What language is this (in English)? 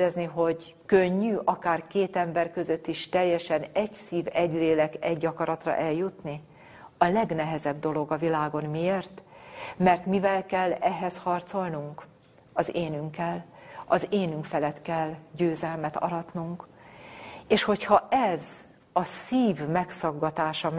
Hungarian